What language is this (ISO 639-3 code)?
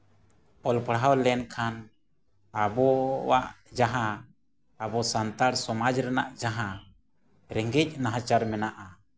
sat